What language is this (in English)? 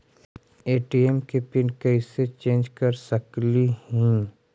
Magahi